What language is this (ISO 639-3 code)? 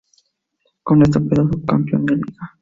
spa